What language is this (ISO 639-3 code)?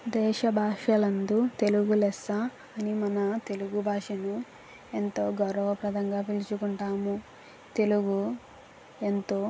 tel